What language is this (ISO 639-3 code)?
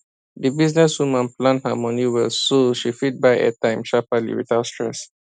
pcm